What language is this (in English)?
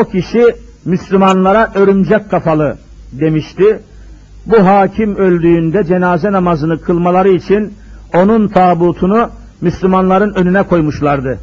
Turkish